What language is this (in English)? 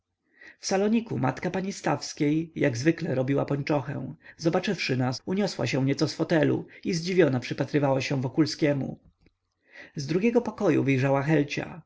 Polish